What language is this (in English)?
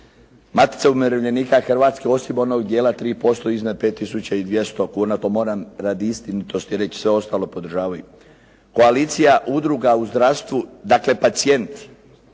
Croatian